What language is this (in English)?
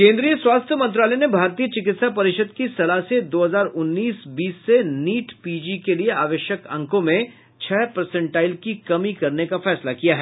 Hindi